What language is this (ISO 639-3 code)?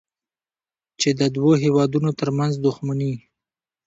pus